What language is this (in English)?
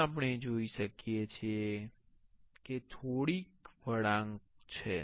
Gujarati